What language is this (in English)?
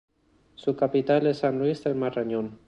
Spanish